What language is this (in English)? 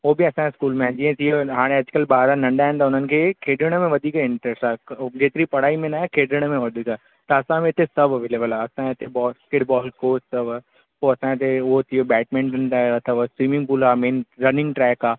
Sindhi